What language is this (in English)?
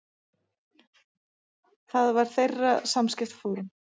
Icelandic